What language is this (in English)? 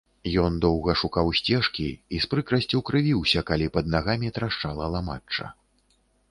Belarusian